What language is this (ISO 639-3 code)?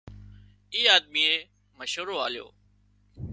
kxp